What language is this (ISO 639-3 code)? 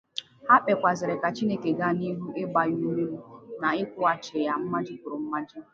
ibo